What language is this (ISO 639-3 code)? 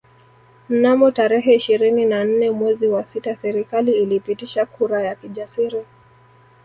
swa